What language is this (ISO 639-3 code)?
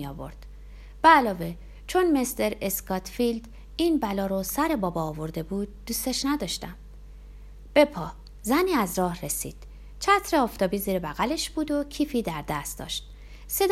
fas